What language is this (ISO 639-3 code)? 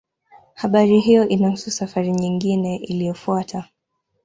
swa